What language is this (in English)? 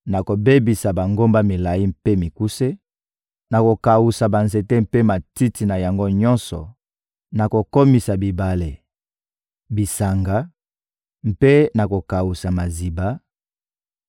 Lingala